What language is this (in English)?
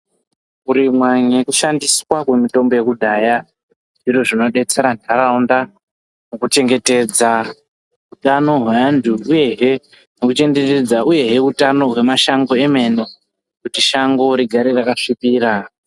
Ndau